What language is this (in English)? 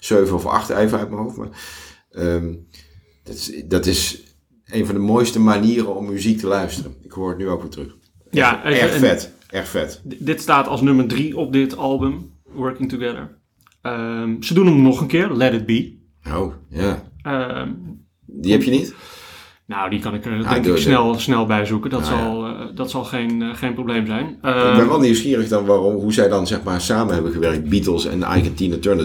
Dutch